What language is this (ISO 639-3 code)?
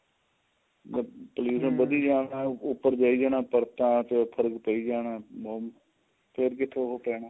pan